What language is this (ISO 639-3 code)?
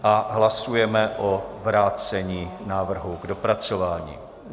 ces